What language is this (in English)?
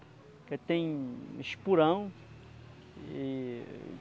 Portuguese